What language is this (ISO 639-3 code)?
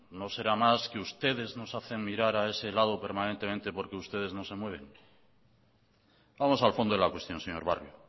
spa